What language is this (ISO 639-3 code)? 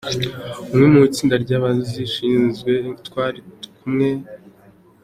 kin